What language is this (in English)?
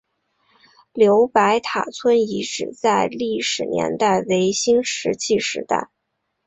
Chinese